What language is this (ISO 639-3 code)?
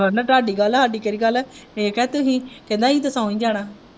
pan